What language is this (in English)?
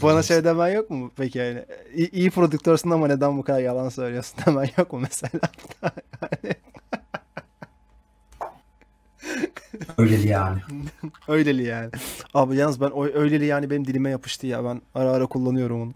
Turkish